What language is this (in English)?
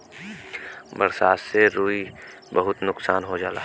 Bhojpuri